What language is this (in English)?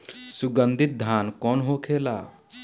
Bhojpuri